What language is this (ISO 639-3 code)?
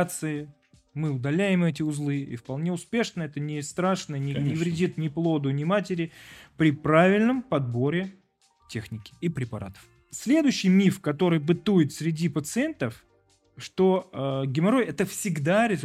rus